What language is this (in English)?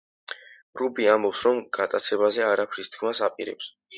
Georgian